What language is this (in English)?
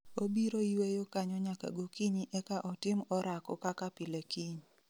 Luo (Kenya and Tanzania)